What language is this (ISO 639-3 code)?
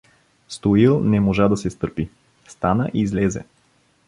bul